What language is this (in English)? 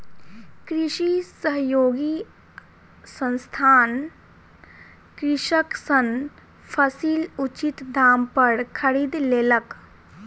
Maithili